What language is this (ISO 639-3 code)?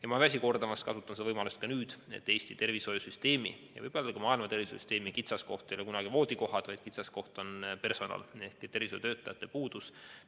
est